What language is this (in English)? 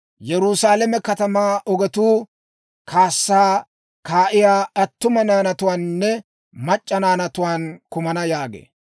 Dawro